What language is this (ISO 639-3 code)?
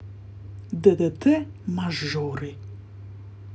rus